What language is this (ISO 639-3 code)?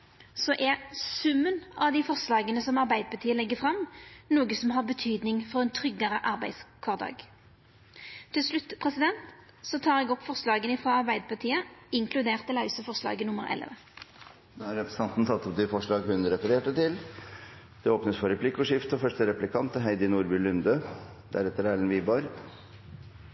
nor